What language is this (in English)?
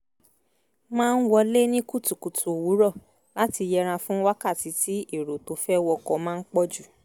Yoruba